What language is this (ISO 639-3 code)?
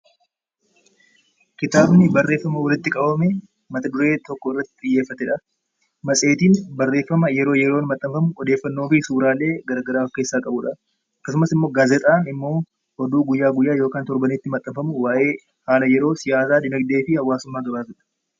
orm